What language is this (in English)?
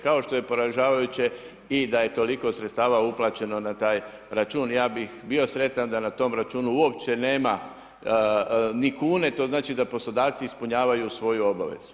Croatian